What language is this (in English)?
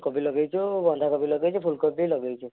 Odia